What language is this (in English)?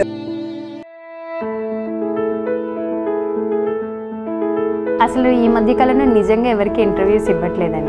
English